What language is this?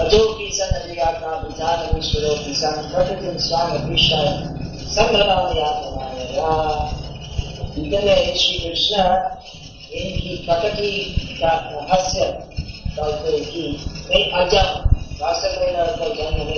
Hindi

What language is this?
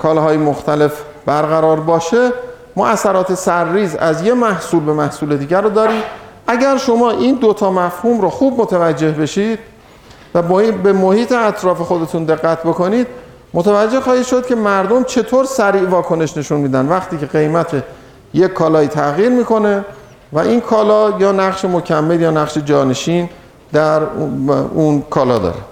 Persian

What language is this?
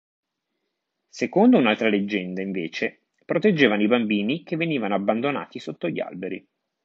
Italian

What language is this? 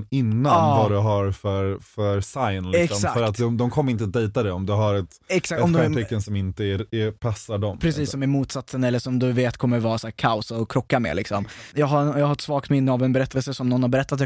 Swedish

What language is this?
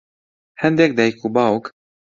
Central Kurdish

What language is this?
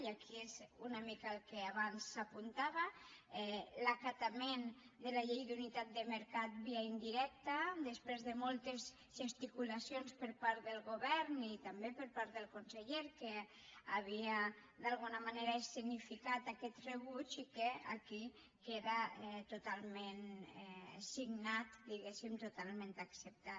Catalan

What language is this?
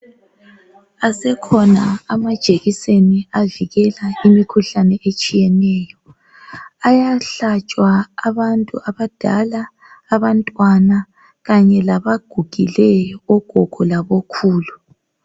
North Ndebele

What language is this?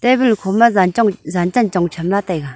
Wancho Naga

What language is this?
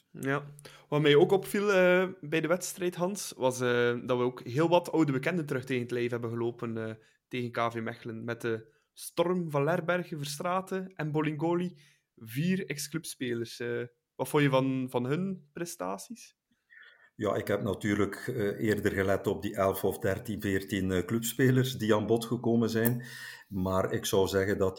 Dutch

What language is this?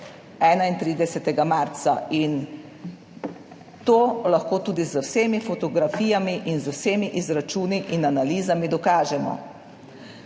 Slovenian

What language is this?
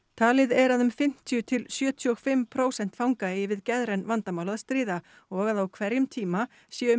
Icelandic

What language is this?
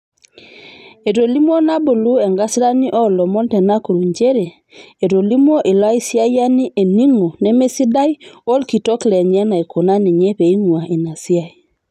Masai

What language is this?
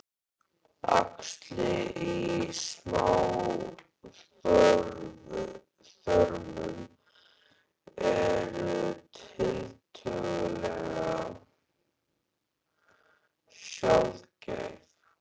Icelandic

